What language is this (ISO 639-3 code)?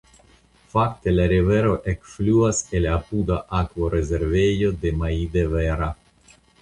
epo